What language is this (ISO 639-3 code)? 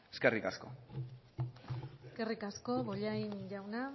eus